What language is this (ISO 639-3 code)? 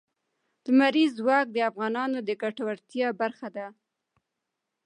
pus